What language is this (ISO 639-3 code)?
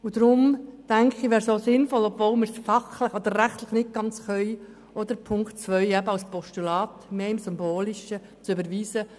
gsw